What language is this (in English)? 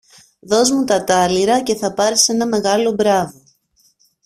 Greek